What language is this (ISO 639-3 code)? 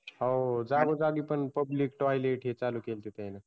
mar